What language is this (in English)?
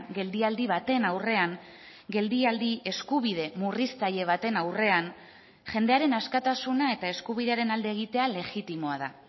Basque